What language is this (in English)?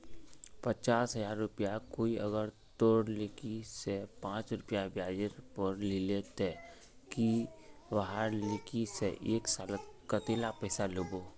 Magahi